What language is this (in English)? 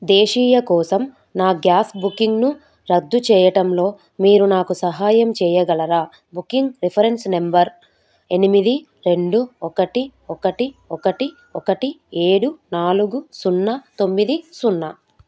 Telugu